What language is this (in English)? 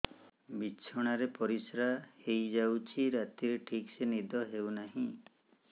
Odia